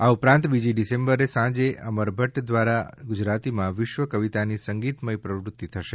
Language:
Gujarati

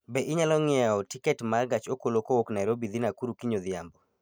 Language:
Luo (Kenya and Tanzania)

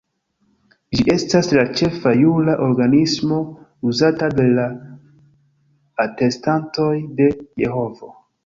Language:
Esperanto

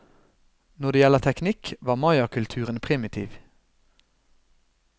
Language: Norwegian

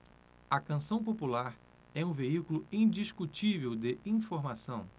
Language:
Portuguese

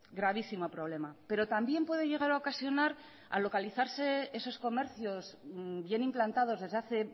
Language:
Spanish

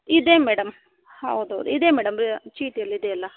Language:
Kannada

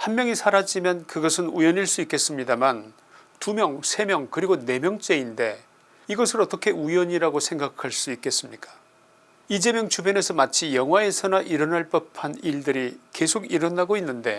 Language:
Korean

